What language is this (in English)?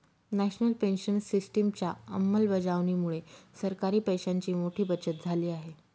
Marathi